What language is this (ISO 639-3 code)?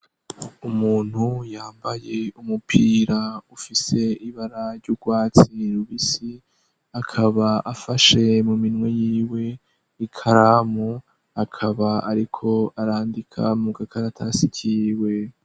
run